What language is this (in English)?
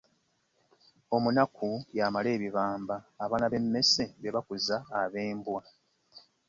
Ganda